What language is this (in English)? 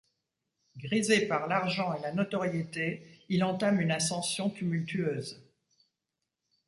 French